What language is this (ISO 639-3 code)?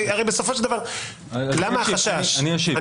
heb